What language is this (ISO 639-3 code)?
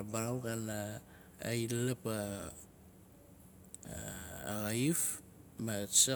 nal